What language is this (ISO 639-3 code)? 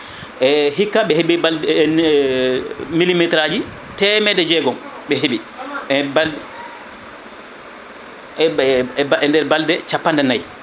ful